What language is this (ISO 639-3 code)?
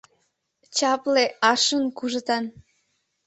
chm